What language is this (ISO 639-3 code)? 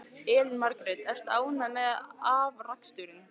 isl